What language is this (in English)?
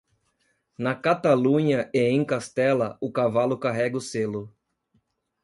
Portuguese